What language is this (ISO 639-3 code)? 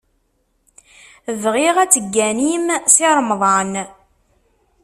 kab